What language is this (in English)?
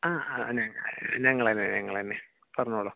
Malayalam